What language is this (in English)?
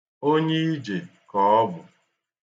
Igbo